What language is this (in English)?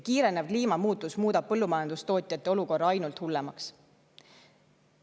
Estonian